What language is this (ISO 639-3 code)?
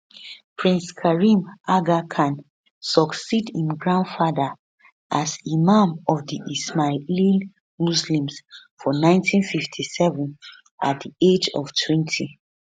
pcm